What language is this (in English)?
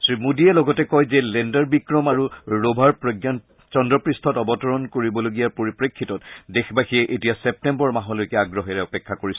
Assamese